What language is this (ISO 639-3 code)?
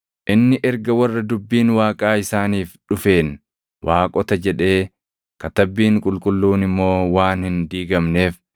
orm